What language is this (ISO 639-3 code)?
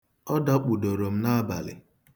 ibo